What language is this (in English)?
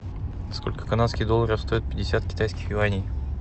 Russian